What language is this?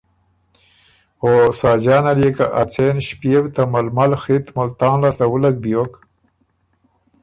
Ormuri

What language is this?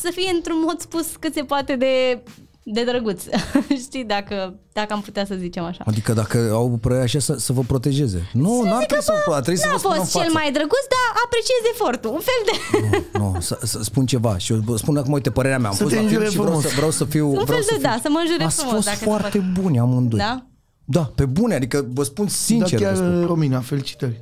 Romanian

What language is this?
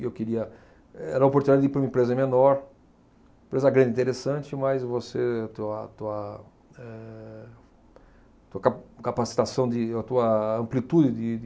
Portuguese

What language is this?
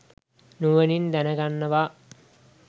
Sinhala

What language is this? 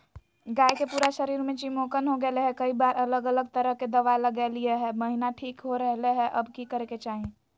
Magahi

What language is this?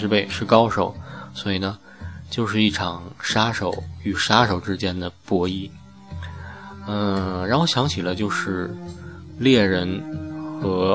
Chinese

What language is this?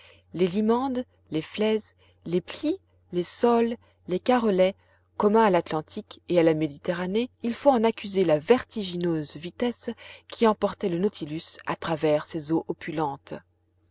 French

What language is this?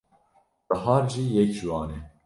Kurdish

